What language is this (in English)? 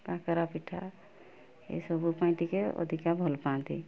Odia